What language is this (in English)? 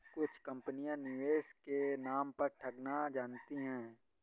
Hindi